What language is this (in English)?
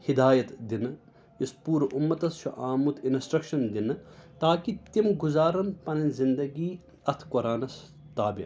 Kashmiri